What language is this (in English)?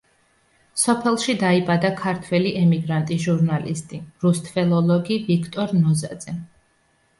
Georgian